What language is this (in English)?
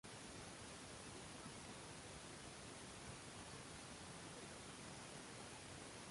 Uzbek